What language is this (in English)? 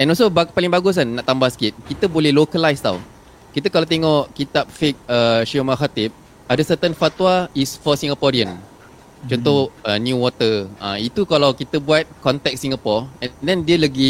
Malay